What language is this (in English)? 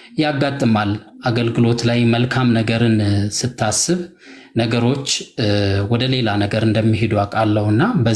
Arabic